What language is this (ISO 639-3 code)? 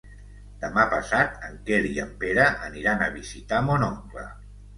cat